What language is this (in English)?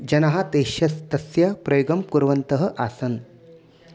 Sanskrit